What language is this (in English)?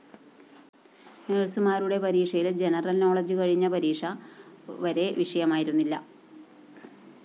Malayalam